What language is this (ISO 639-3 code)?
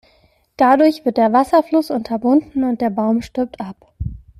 deu